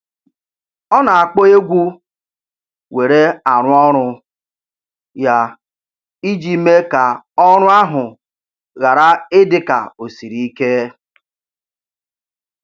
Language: Igbo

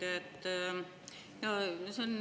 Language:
Estonian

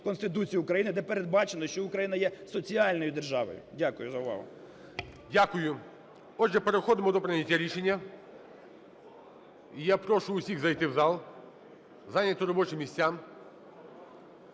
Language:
Ukrainian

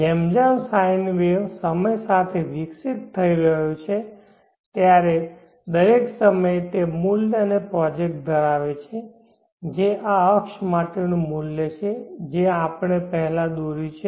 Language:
Gujarati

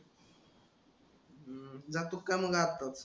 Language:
Marathi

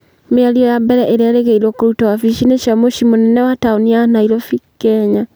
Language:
Kikuyu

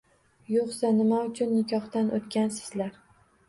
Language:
Uzbek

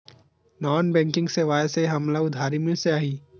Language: Chhattisgarhi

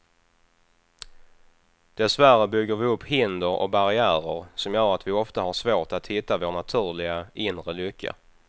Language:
Swedish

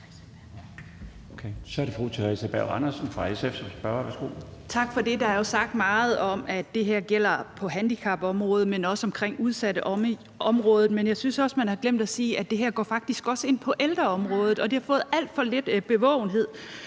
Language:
Danish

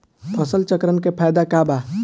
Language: Bhojpuri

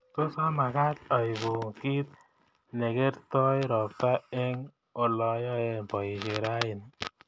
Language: Kalenjin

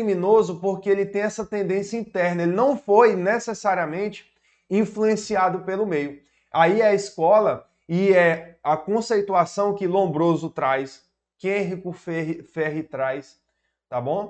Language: Portuguese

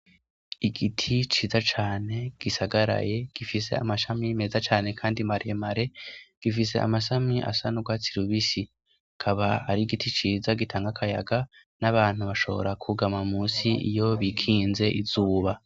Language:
Rundi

